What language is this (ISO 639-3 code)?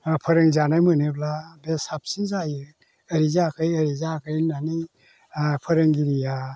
brx